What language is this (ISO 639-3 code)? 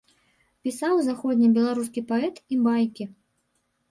bel